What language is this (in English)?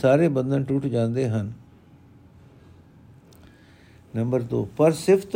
Punjabi